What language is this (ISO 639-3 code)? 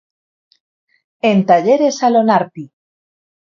glg